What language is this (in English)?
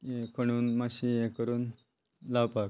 Konkani